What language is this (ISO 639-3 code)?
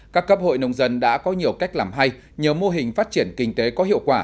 vie